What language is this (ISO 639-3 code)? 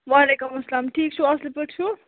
kas